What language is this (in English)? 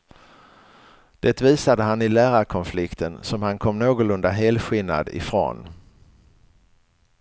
Swedish